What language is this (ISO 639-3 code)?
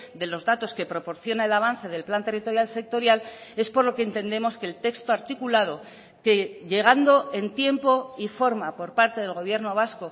spa